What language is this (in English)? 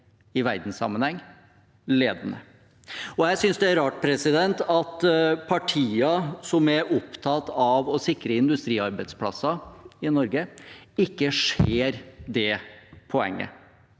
Norwegian